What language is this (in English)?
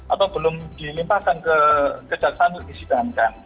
Indonesian